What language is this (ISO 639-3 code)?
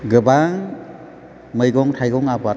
brx